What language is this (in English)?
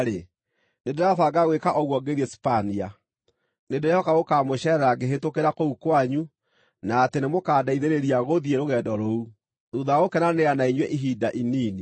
Kikuyu